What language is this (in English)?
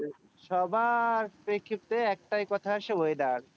Bangla